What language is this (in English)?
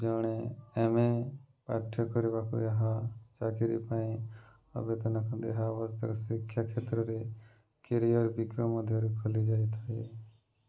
Odia